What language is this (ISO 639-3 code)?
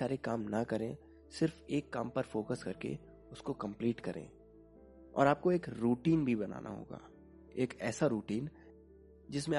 hin